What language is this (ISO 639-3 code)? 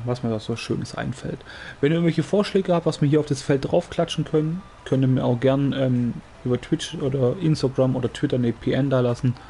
deu